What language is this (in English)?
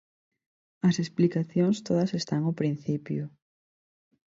Galician